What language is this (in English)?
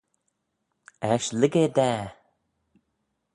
Manx